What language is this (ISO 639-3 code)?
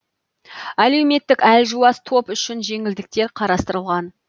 kaz